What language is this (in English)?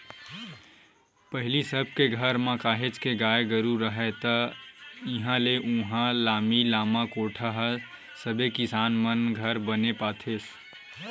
Chhattisgarhi